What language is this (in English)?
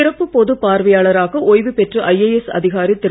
Tamil